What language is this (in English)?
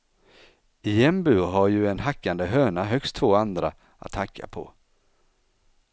Swedish